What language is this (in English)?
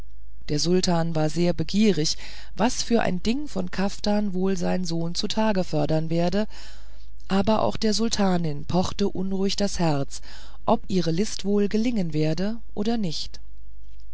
German